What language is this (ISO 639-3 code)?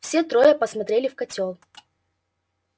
rus